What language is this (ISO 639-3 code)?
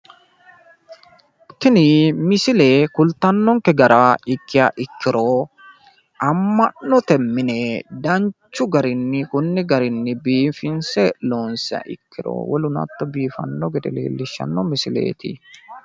sid